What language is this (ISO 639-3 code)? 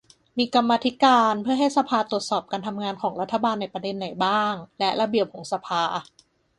tha